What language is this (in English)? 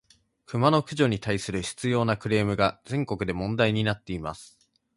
Japanese